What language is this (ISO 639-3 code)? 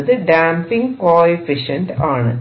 mal